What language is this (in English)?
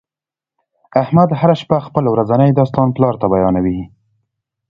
Pashto